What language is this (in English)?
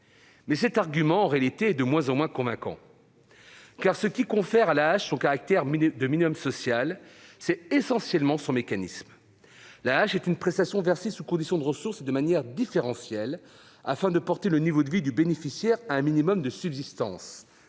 French